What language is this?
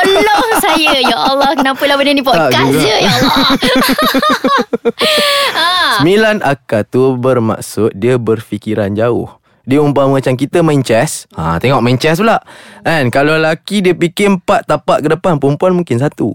Malay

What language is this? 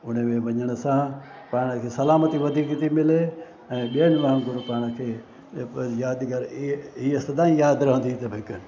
Sindhi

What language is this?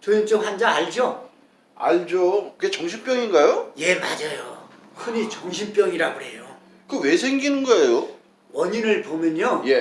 Korean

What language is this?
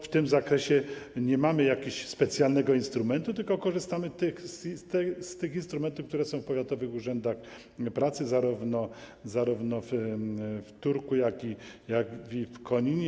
Polish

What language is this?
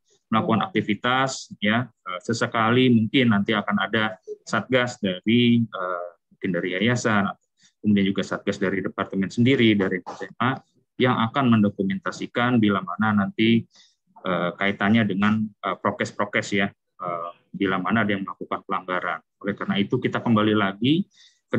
Indonesian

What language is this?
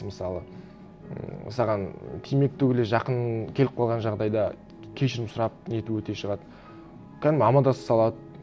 Kazakh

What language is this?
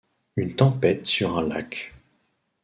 French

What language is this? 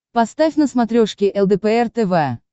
Russian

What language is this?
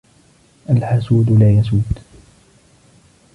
Arabic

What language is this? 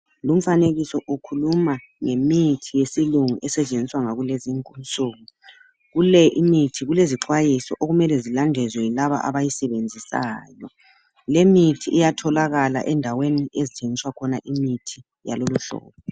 North Ndebele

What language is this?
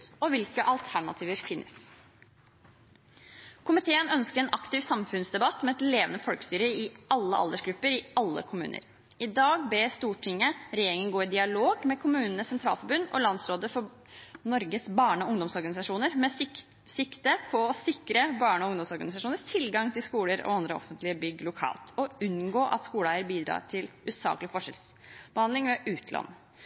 Norwegian Bokmål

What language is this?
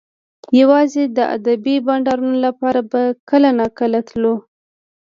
Pashto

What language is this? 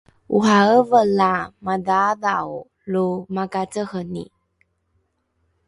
Rukai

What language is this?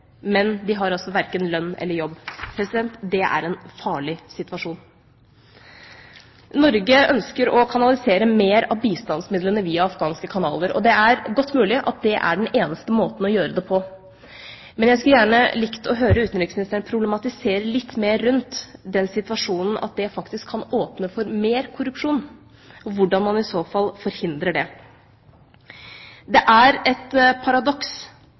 Norwegian Bokmål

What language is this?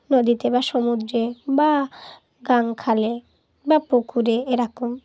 Bangla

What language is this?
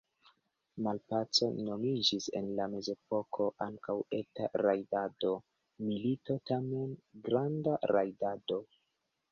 Esperanto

